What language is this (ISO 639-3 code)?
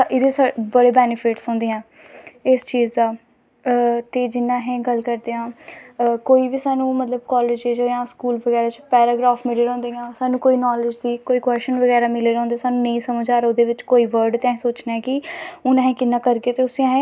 doi